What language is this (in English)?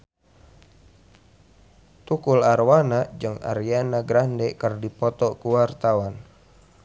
Sundanese